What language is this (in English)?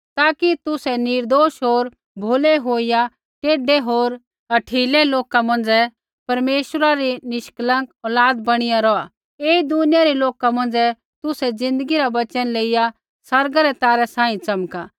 Kullu Pahari